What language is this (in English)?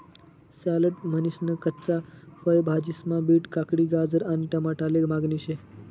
Marathi